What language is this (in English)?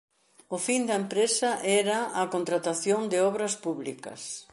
Galician